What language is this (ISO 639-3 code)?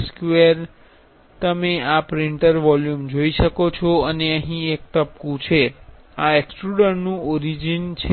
guj